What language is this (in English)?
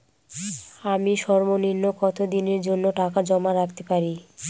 Bangla